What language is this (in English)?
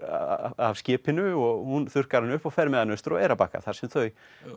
Icelandic